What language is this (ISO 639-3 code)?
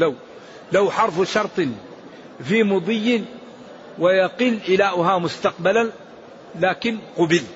ara